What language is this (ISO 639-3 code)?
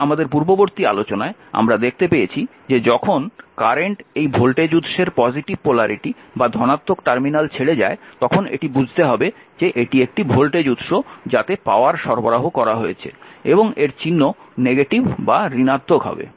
ben